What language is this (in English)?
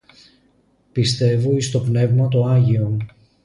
Greek